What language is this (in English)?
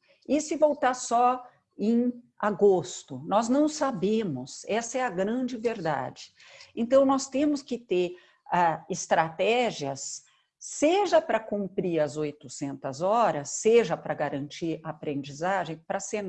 Portuguese